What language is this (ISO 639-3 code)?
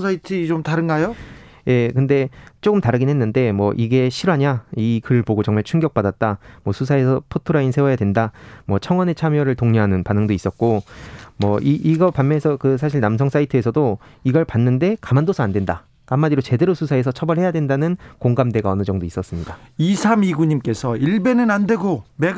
kor